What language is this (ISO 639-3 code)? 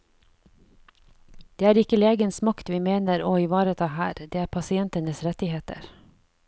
nor